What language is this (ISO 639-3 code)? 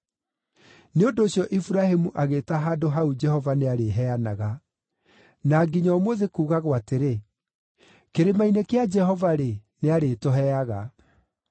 kik